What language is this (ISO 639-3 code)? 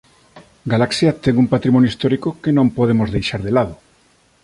glg